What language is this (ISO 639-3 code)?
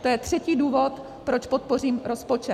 ces